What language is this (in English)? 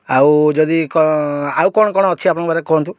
Odia